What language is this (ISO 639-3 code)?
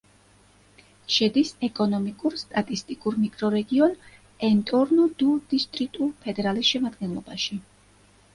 kat